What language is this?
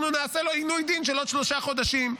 Hebrew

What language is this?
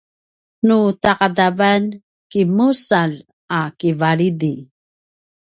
Paiwan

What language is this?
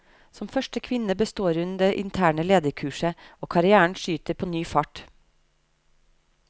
Norwegian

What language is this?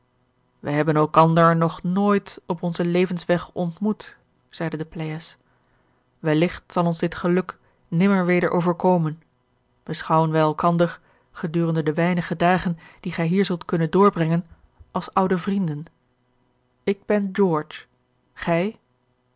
Dutch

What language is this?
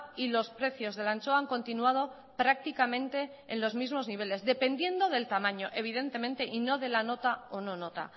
Spanish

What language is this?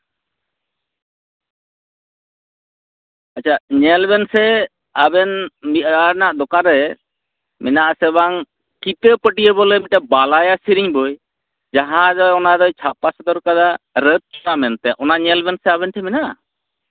Santali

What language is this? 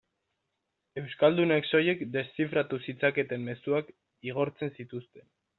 Basque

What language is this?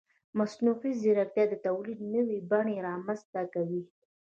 Pashto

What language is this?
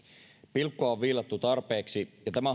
Finnish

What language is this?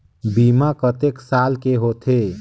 Chhattisgarhi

